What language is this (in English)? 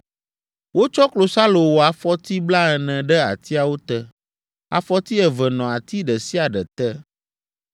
Ewe